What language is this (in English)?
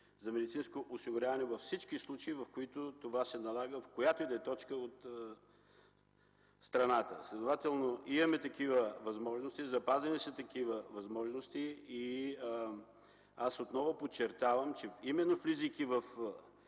Bulgarian